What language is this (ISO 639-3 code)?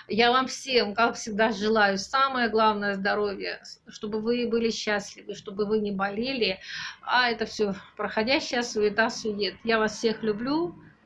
rus